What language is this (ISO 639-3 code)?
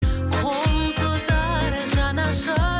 kaz